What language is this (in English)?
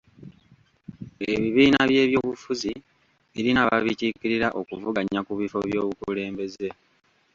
Ganda